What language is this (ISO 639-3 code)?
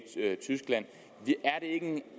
dan